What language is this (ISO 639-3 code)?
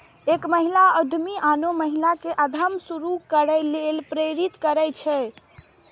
mai